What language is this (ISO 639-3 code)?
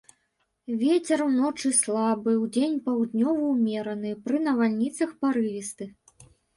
bel